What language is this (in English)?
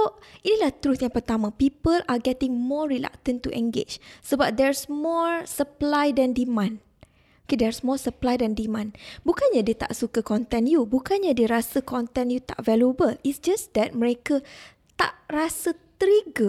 Malay